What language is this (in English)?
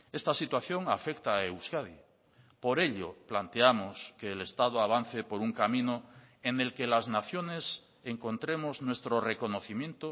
Spanish